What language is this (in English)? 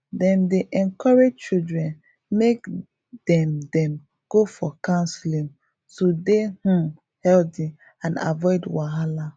Nigerian Pidgin